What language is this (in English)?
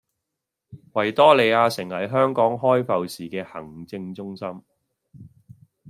Cantonese